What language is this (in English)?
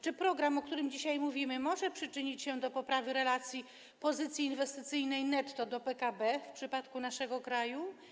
Polish